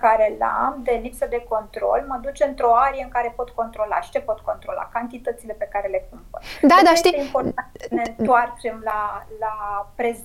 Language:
Romanian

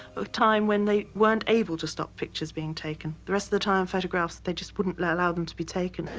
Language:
English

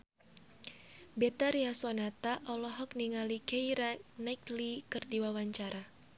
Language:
Sundanese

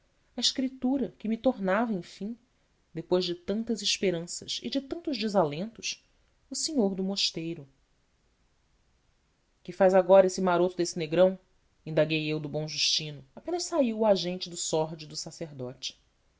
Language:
Portuguese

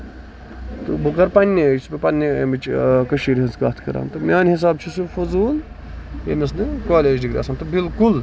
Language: Kashmiri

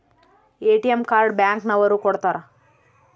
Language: Kannada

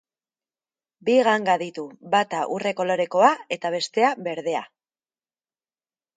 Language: Basque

